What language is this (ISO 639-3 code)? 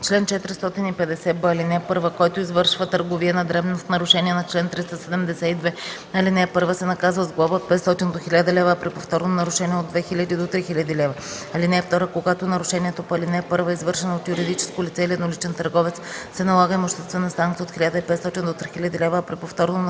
bul